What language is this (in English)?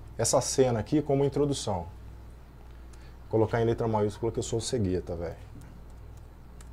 Portuguese